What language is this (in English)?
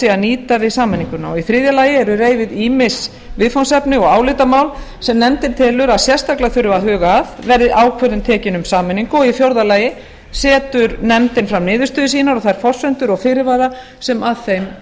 Icelandic